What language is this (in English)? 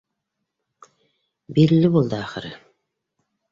Bashkir